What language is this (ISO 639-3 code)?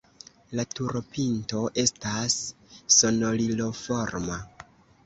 epo